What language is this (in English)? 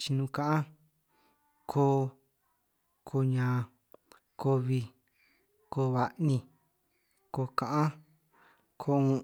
San Martín Itunyoso Triqui